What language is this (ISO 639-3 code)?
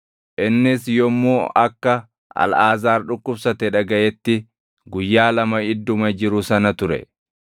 orm